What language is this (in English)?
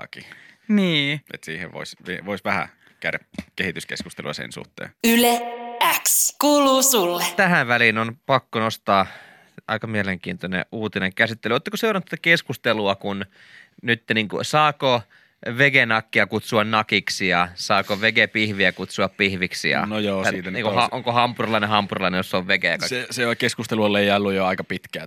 Finnish